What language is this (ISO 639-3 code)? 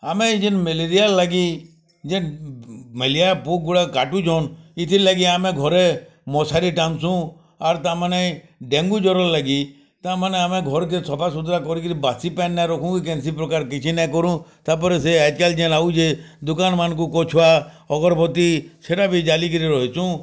ori